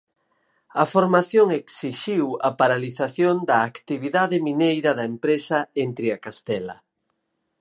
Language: Galician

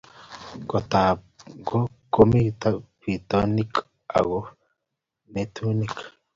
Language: Kalenjin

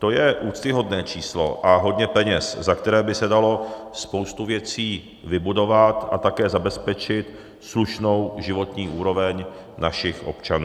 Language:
Czech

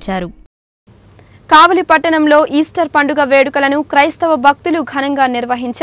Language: Hindi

